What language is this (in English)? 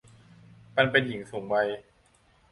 Thai